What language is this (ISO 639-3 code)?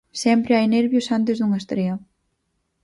glg